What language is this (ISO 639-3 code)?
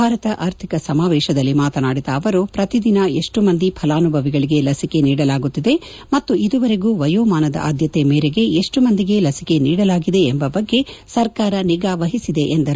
kan